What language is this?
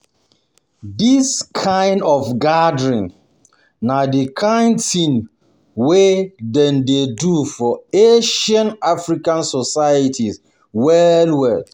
Nigerian Pidgin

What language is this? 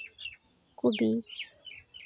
Santali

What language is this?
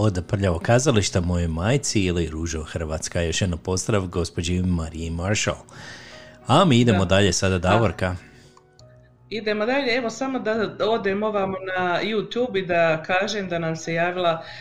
Croatian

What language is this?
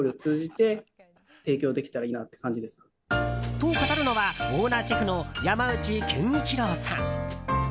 Japanese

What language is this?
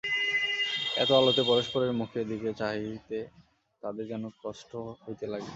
Bangla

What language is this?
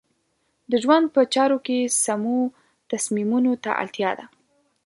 Pashto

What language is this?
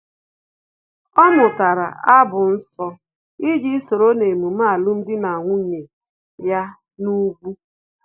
Igbo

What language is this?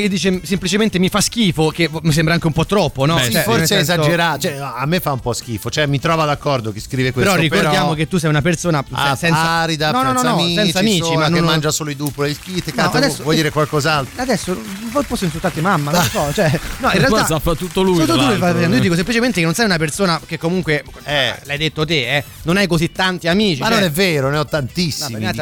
Italian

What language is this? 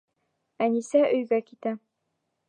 Bashkir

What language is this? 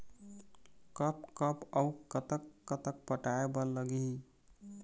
Chhattisgarhi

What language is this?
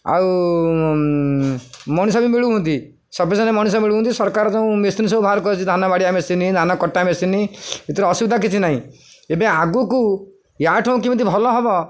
Odia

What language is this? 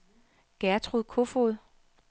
Danish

